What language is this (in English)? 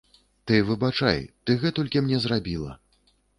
Belarusian